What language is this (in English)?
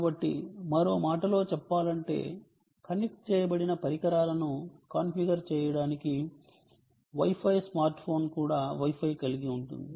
Telugu